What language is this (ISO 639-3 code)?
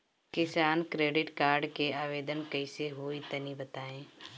bho